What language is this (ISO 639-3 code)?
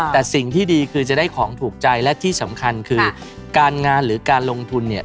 tha